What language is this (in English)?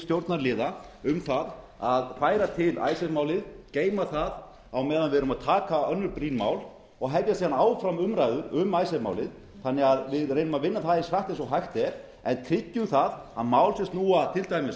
Icelandic